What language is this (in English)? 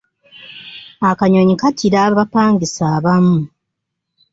Ganda